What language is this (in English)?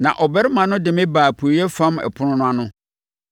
Akan